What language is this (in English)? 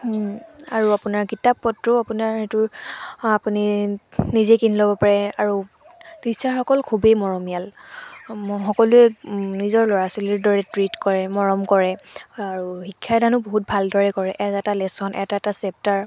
Assamese